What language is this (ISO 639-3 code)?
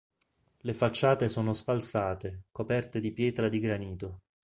ita